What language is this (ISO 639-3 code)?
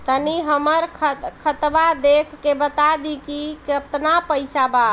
bho